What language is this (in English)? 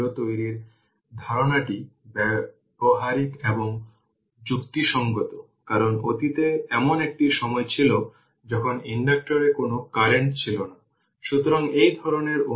Bangla